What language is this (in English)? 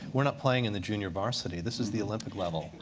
English